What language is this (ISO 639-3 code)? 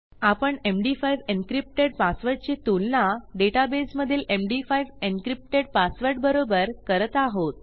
mar